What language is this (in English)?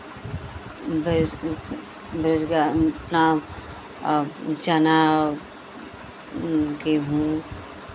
Hindi